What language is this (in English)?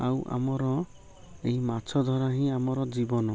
Odia